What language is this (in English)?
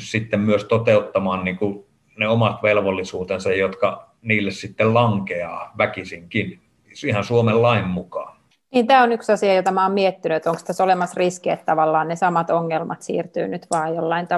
Finnish